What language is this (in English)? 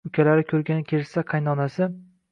Uzbek